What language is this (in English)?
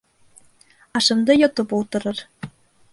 Bashkir